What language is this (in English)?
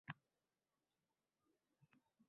Uzbek